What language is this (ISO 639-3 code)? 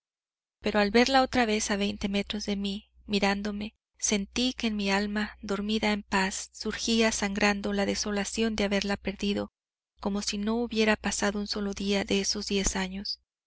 spa